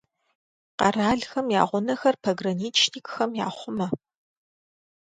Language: Kabardian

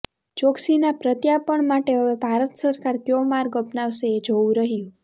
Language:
Gujarati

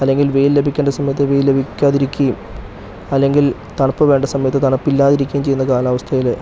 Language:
Malayalam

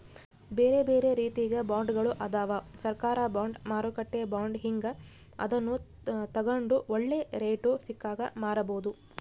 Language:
Kannada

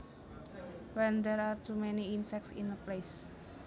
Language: Javanese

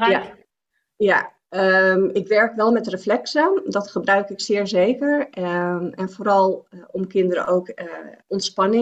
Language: Dutch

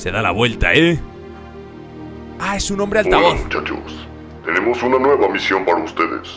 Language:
Spanish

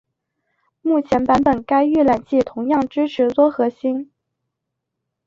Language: Chinese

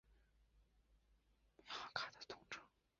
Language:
Chinese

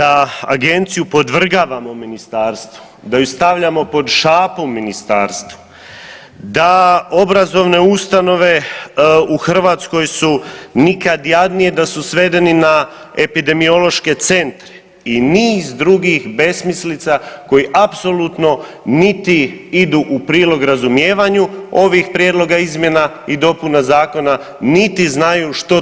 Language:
Croatian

